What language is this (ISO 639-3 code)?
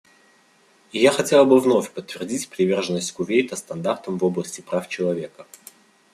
rus